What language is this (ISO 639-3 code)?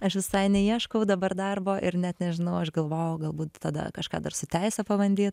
lit